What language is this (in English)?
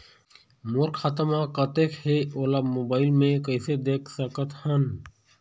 Chhattisgarhi